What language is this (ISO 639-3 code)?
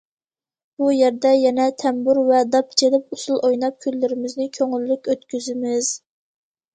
uig